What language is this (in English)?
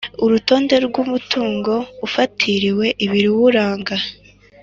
Kinyarwanda